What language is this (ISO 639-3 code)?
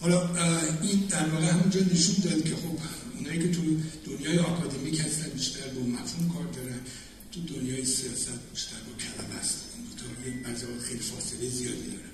fas